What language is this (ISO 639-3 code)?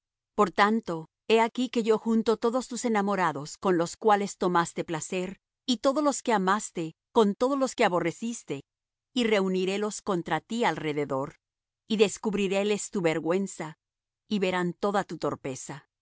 spa